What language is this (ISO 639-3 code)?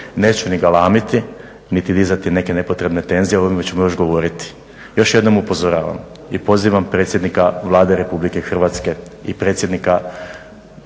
hrv